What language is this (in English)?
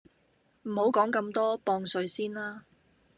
Cantonese